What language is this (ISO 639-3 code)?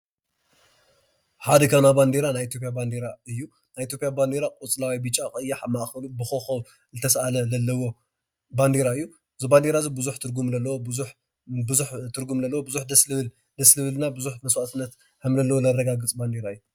tir